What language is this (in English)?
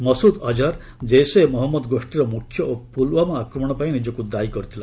Odia